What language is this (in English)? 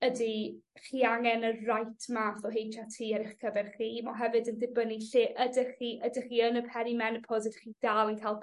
Welsh